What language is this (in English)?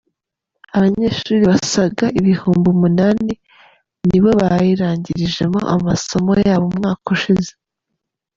Kinyarwanda